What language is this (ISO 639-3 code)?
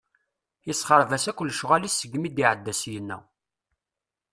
kab